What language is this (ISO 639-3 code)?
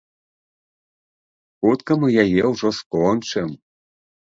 bel